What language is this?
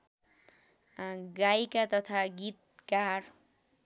Nepali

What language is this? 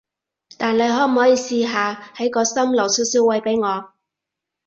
Cantonese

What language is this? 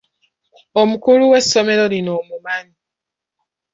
Ganda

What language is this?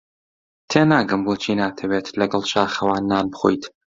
Central Kurdish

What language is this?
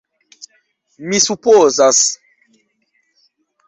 Esperanto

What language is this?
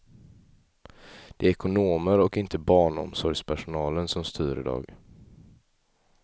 Swedish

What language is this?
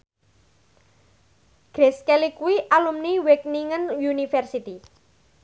Javanese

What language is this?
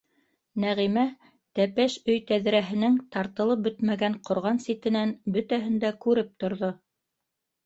Bashkir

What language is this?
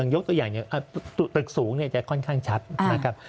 Thai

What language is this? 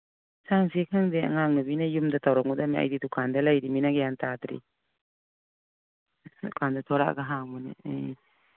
Manipuri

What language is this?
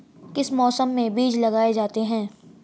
Hindi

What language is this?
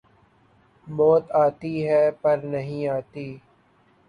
Urdu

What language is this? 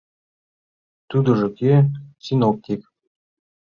Mari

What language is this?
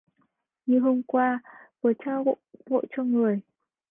Vietnamese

